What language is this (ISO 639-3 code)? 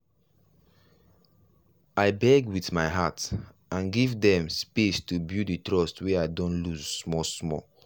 pcm